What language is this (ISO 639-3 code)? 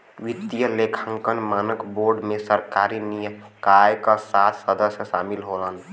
bho